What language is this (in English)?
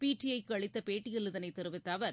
Tamil